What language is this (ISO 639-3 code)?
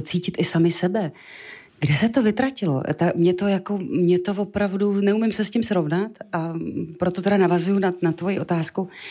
ces